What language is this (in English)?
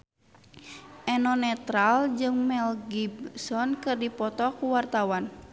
Sundanese